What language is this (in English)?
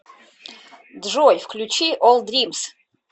Russian